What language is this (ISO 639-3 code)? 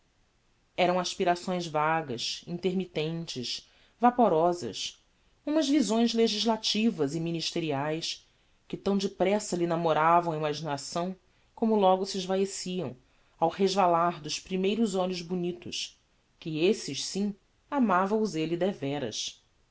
por